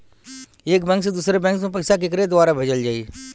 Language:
Bhojpuri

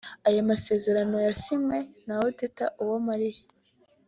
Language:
Kinyarwanda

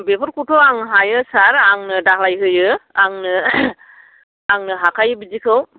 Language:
Bodo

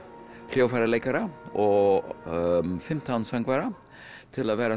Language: Icelandic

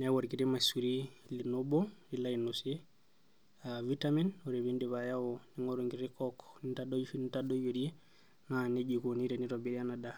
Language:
Masai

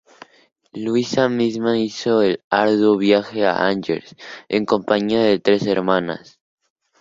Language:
Spanish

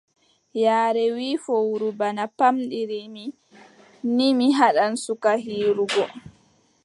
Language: Adamawa Fulfulde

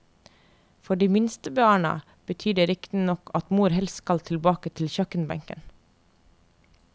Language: Norwegian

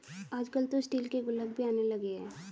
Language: Hindi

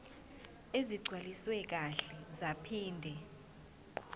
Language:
Zulu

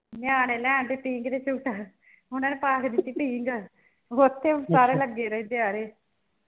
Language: Punjabi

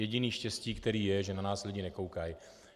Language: Czech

